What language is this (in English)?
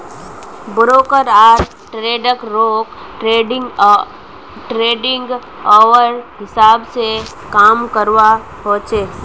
Magahi